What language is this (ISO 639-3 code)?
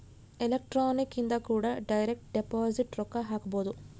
kan